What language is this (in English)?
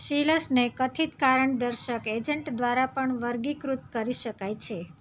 Gujarati